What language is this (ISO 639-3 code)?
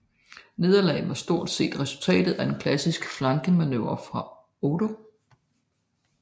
dan